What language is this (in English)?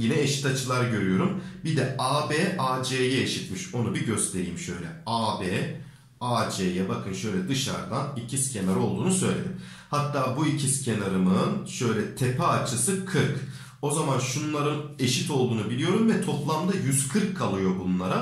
Turkish